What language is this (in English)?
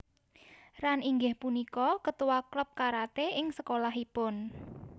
Javanese